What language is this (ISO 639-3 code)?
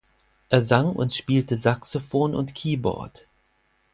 deu